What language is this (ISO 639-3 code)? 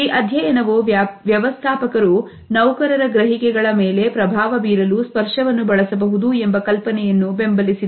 kan